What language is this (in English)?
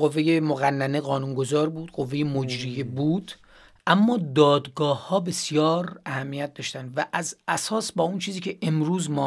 Persian